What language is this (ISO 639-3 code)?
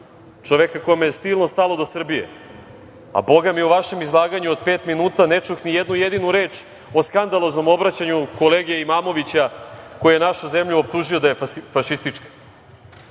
srp